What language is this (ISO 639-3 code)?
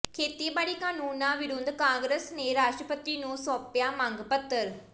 pan